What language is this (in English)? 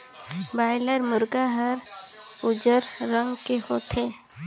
Chhattisgarhi